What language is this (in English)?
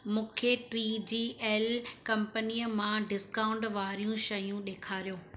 Sindhi